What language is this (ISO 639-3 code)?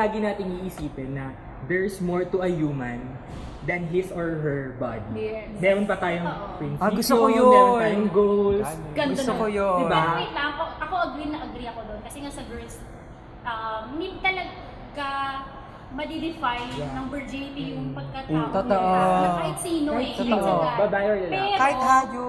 fil